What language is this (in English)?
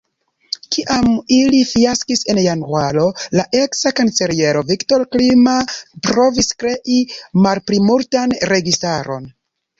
Esperanto